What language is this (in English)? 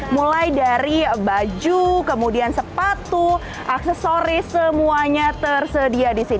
Indonesian